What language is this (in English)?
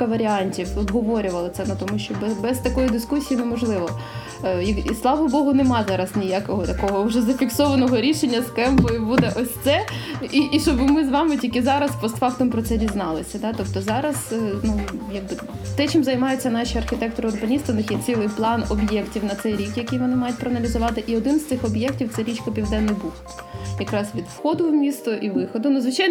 Ukrainian